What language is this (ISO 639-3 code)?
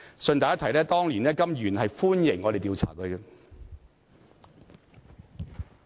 yue